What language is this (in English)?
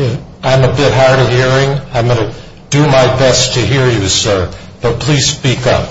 English